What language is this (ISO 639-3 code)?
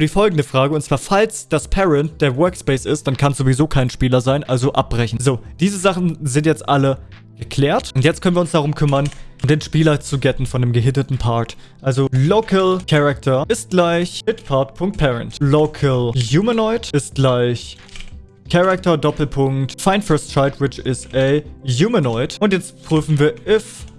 deu